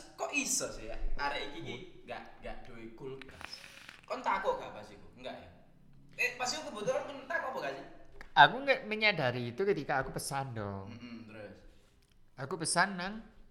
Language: Indonesian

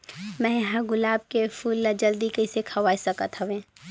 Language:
Chhattisgarhi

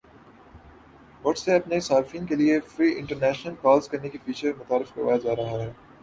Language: Urdu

